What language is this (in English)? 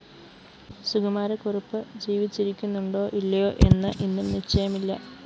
Malayalam